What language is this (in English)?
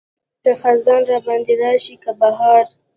Pashto